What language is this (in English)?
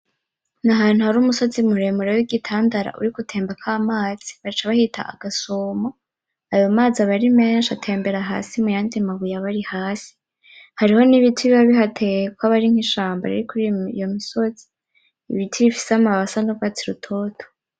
Rundi